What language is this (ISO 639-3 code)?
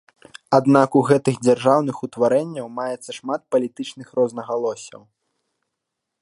bel